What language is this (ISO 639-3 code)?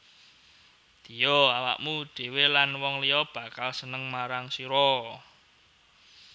jav